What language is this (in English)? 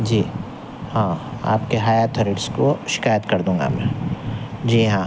Urdu